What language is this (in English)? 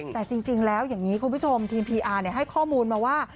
Thai